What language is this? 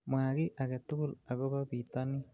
Kalenjin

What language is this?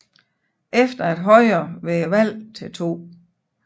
Danish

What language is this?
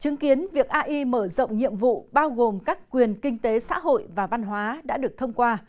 Vietnamese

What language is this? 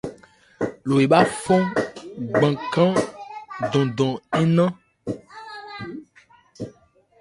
Ebrié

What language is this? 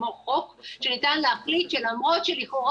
Hebrew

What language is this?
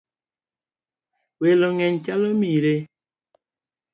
Luo (Kenya and Tanzania)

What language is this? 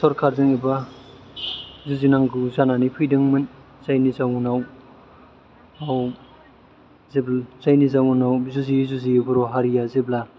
Bodo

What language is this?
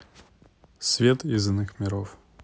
Russian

